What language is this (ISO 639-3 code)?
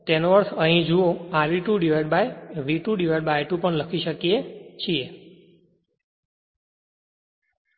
guj